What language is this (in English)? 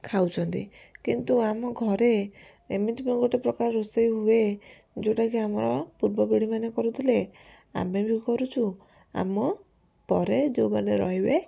Odia